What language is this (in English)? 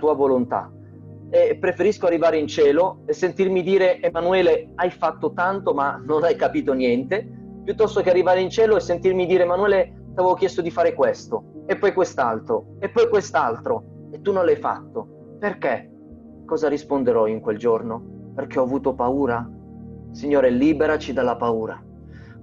Italian